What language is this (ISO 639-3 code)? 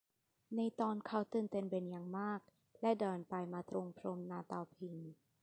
tha